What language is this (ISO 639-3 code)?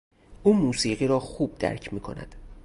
fas